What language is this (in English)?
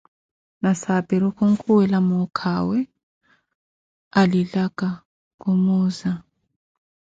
Koti